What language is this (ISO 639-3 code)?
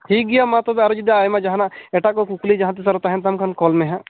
sat